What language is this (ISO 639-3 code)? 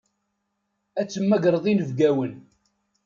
kab